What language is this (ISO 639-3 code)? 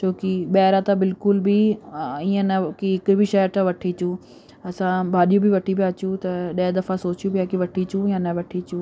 snd